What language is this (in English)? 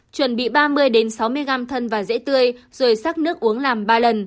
Vietnamese